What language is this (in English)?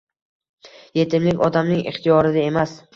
Uzbek